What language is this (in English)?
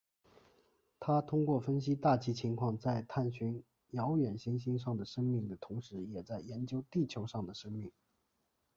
Chinese